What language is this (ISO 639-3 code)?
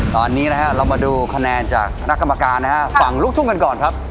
tha